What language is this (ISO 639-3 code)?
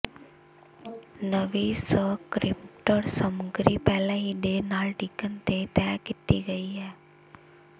pan